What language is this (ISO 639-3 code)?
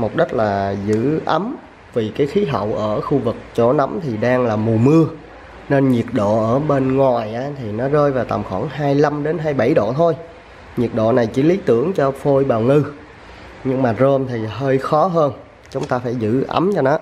vie